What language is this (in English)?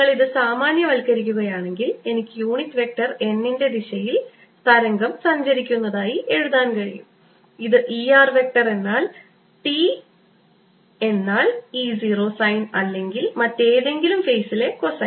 Malayalam